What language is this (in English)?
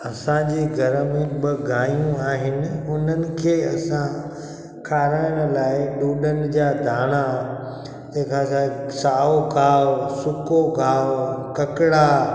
Sindhi